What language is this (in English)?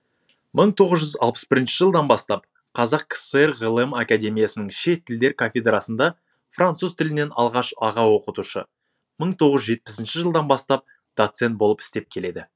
Kazakh